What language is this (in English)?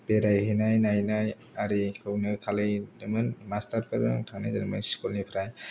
Bodo